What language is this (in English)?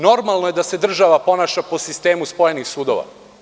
Serbian